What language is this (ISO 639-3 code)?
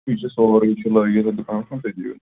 kas